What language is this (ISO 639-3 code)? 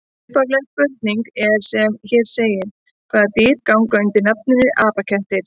isl